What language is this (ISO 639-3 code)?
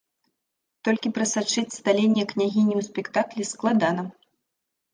bel